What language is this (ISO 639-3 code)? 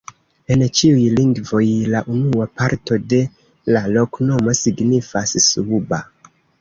epo